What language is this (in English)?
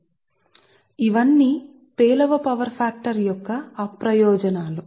Telugu